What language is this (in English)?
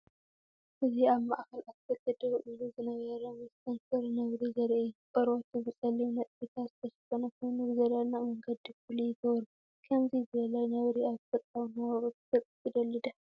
Tigrinya